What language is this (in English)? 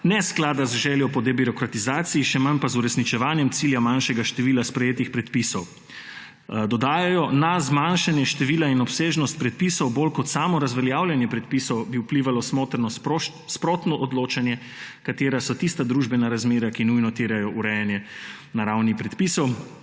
Slovenian